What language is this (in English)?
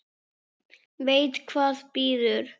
Icelandic